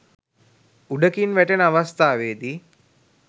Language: Sinhala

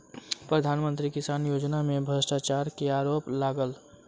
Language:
Maithili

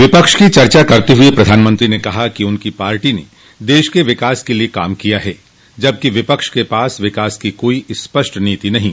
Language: Hindi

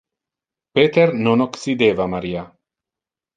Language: Interlingua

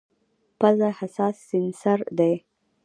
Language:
Pashto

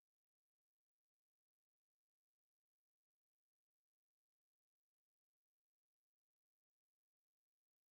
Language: North Ndebele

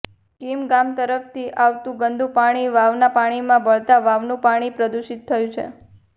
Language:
Gujarati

